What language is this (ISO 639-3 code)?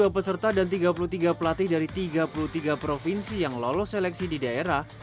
ind